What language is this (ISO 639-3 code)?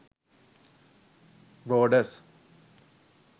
sin